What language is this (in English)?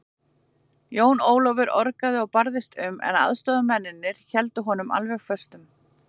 Icelandic